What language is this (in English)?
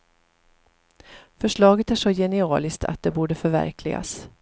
Swedish